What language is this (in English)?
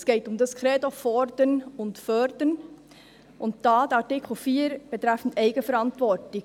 Swiss German